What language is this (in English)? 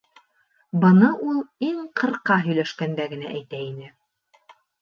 Bashkir